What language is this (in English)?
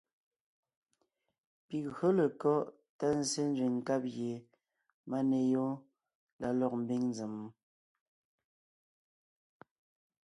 Ngiemboon